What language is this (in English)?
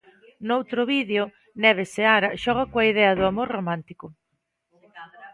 Galician